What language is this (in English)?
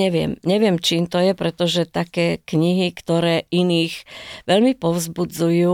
Slovak